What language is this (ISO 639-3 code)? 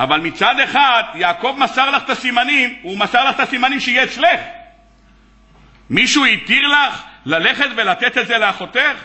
heb